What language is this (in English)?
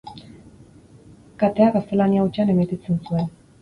Basque